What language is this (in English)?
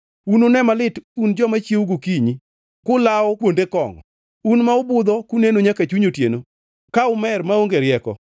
Luo (Kenya and Tanzania)